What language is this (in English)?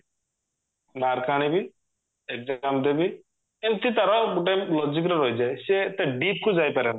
Odia